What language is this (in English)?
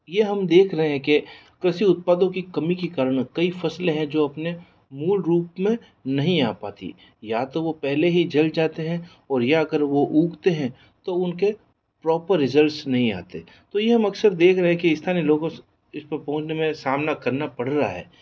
Hindi